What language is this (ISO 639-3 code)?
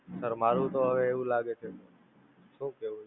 guj